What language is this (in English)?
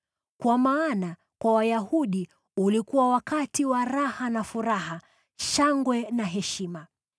Swahili